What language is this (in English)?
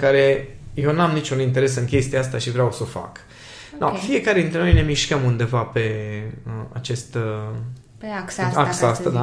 Romanian